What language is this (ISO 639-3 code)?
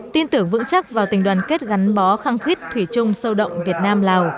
vie